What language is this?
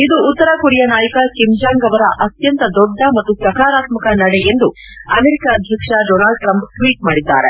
Kannada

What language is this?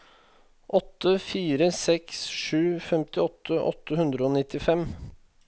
Norwegian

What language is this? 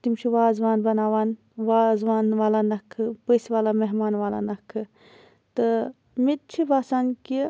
Kashmiri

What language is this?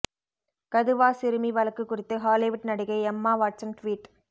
Tamil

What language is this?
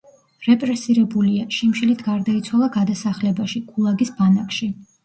Georgian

